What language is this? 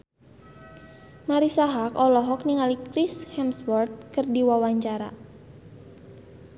Sundanese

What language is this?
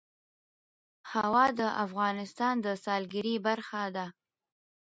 Pashto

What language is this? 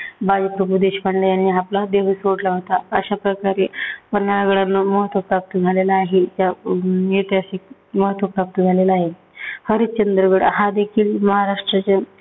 Marathi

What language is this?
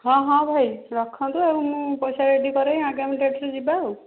Odia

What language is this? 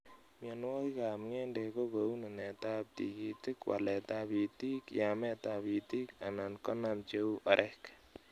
Kalenjin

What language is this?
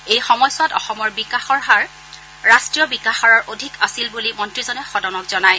Assamese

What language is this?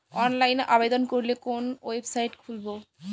Bangla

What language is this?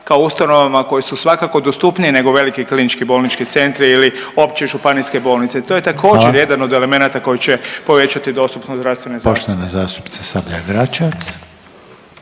Croatian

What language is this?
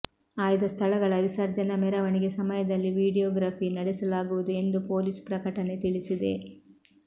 Kannada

